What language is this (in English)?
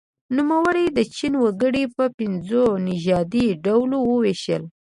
Pashto